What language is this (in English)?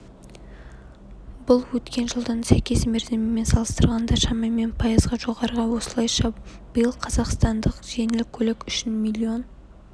Kazakh